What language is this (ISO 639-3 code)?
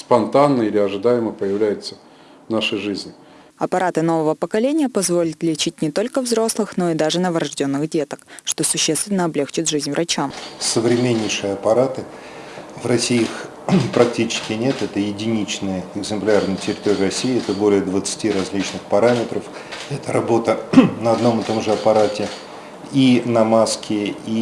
rus